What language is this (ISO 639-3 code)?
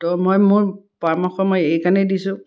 asm